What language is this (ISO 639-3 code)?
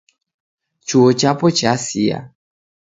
dav